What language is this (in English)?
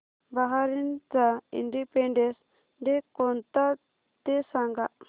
Marathi